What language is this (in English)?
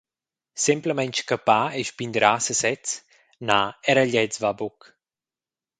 Romansh